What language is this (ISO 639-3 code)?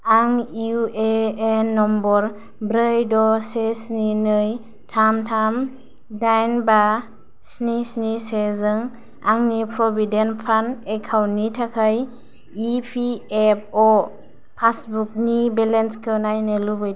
brx